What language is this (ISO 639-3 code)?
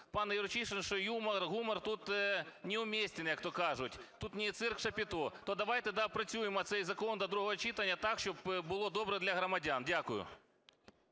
ukr